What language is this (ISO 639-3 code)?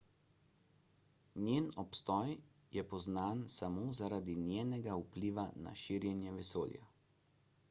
slv